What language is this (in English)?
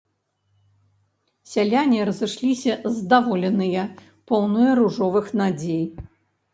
Belarusian